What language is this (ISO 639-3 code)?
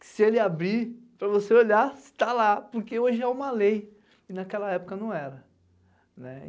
por